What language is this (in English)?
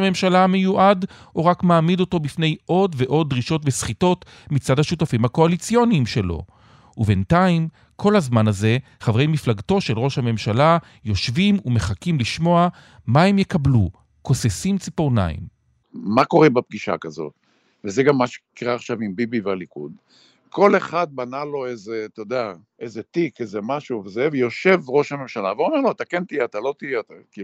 Hebrew